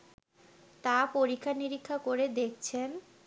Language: Bangla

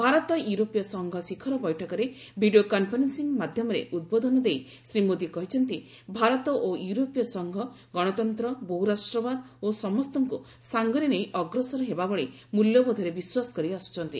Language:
Odia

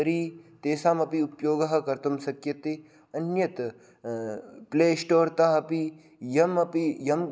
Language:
Sanskrit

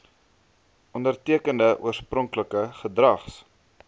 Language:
Afrikaans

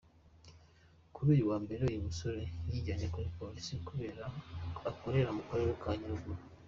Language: Kinyarwanda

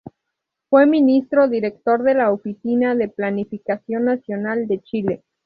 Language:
Spanish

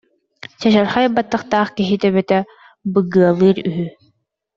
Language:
Yakut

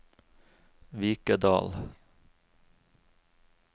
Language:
Norwegian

